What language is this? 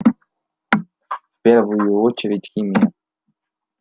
Russian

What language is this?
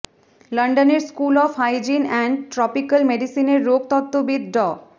Bangla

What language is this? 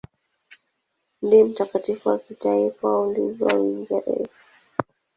Swahili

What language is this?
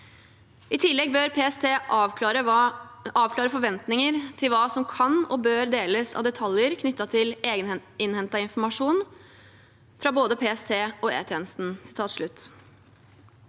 Norwegian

